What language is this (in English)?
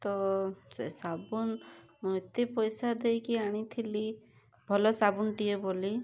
Odia